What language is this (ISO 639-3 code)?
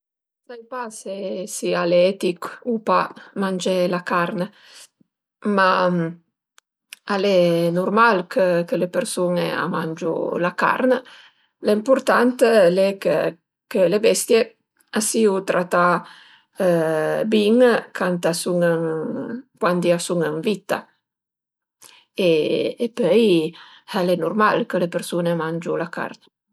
pms